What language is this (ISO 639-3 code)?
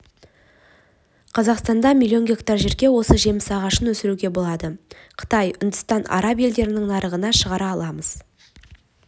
kaz